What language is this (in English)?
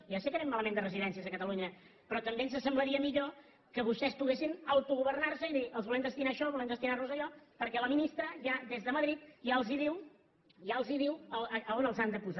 Catalan